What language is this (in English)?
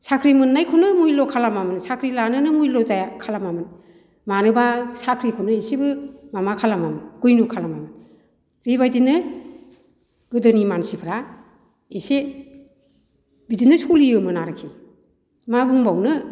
Bodo